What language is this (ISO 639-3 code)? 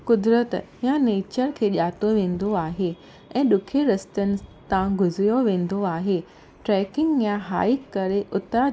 snd